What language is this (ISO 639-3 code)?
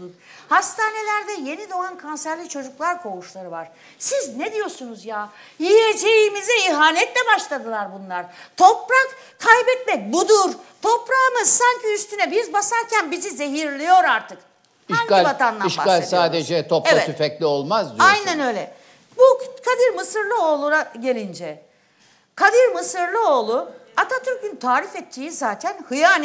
tur